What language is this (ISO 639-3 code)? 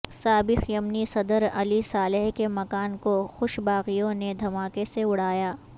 urd